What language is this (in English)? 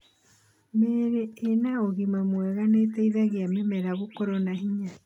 Kikuyu